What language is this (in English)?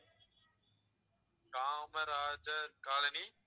Tamil